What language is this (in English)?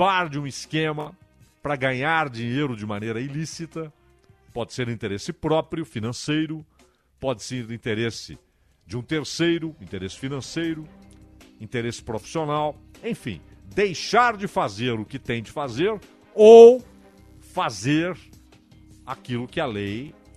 Portuguese